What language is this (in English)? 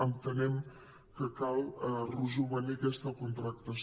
Catalan